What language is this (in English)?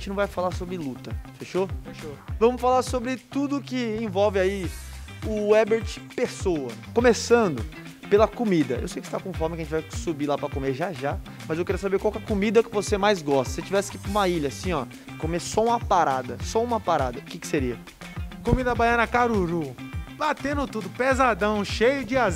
Portuguese